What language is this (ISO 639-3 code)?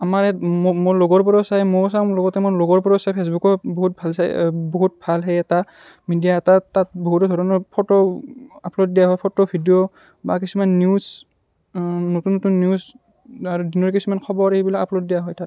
asm